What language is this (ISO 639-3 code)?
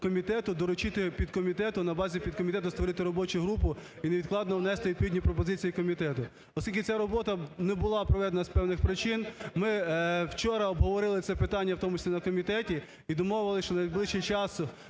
ukr